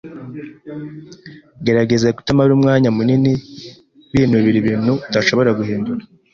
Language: Kinyarwanda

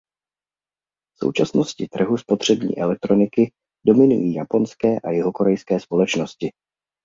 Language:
Czech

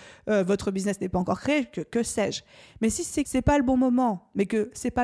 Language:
French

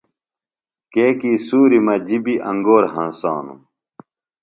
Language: Phalura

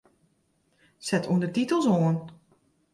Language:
Western Frisian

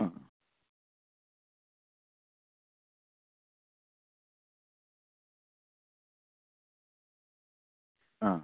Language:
Malayalam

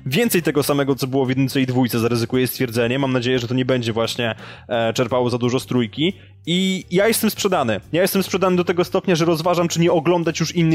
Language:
Polish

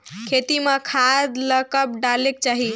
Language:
Chhattisgarhi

